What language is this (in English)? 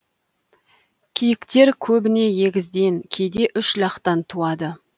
Kazakh